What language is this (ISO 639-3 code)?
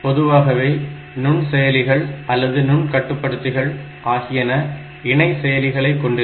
tam